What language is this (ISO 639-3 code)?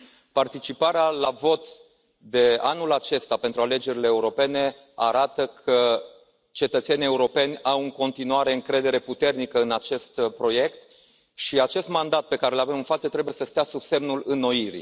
ron